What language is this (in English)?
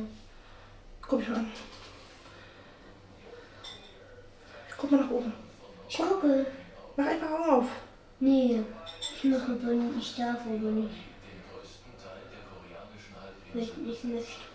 German